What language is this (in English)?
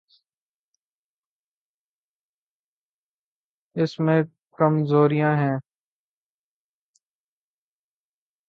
Urdu